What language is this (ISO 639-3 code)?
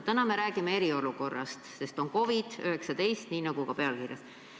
est